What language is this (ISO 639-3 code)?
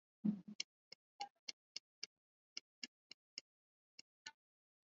swa